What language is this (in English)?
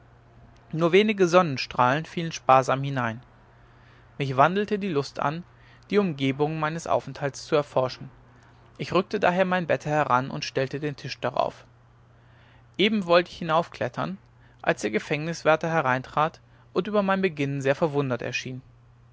German